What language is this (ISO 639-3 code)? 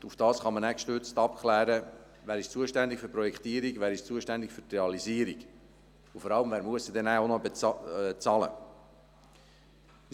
gsw